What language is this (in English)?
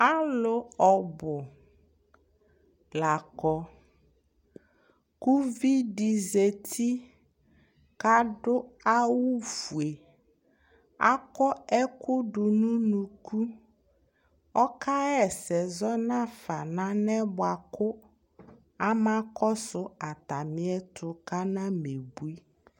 Ikposo